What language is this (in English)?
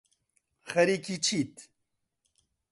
Central Kurdish